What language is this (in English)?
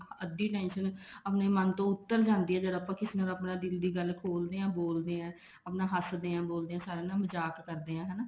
Punjabi